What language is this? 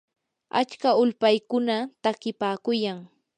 Yanahuanca Pasco Quechua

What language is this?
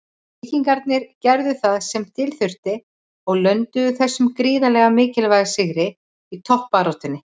Icelandic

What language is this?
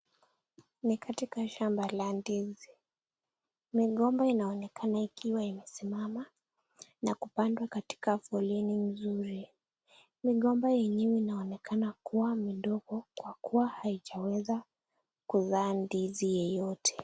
Swahili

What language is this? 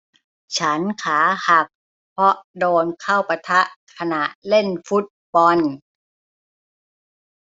Thai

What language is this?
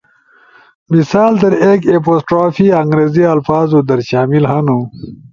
Ushojo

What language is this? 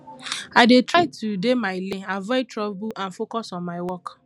Nigerian Pidgin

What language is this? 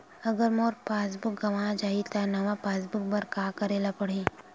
Chhattisgarhi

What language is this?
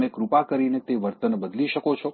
Gujarati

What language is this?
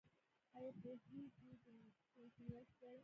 Pashto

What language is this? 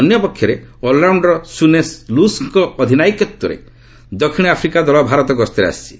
Odia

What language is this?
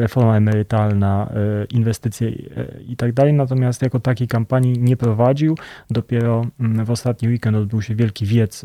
Polish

